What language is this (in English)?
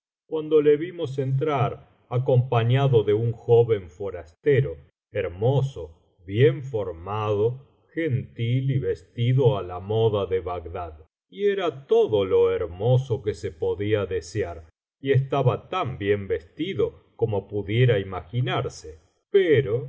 Spanish